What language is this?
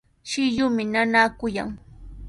Sihuas Ancash Quechua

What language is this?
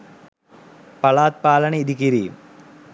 Sinhala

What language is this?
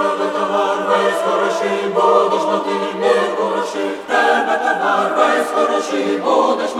Ukrainian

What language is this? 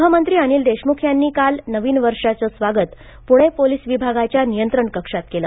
Marathi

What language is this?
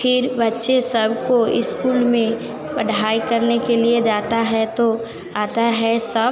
Hindi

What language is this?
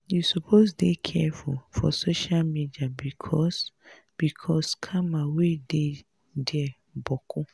Nigerian Pidgin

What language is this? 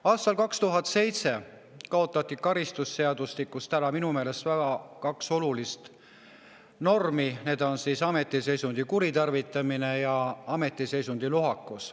Estonian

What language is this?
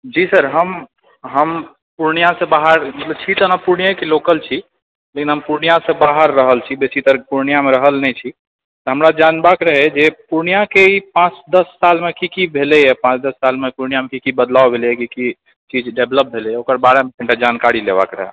Maithili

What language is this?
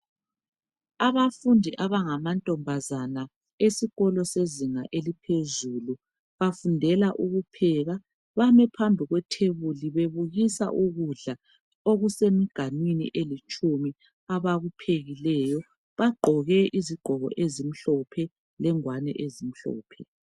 North Ndebele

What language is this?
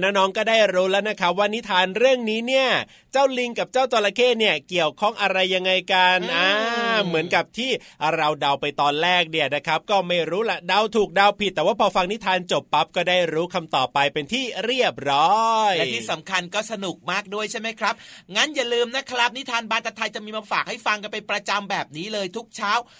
Thai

